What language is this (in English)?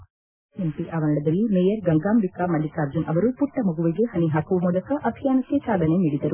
Kannada